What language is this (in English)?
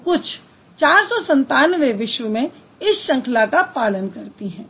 Hindi